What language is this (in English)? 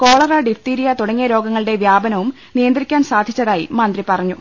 Malayalam